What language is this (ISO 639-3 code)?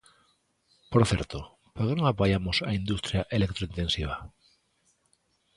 glg